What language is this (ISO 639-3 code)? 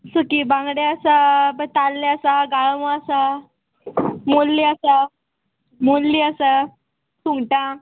kok